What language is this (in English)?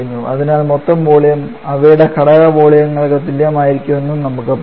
Malayalam